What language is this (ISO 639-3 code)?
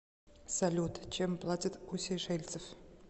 rus